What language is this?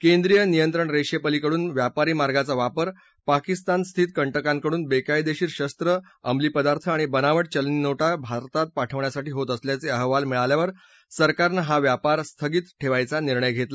Marathi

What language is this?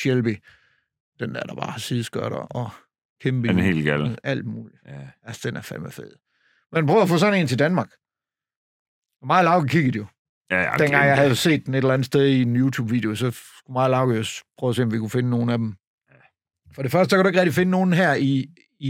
Danish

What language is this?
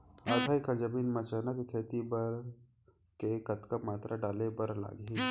Chhattisgarhi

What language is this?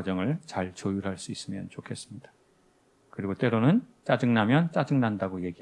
Korean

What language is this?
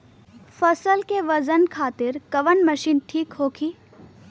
Bhojpuri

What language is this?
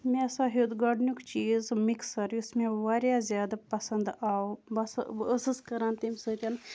Kashmiri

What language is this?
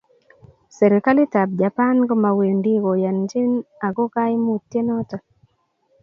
Kalenjin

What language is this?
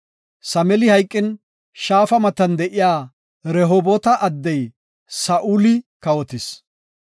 Gofa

